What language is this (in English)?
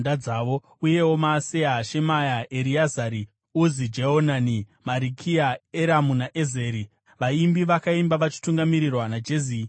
Shona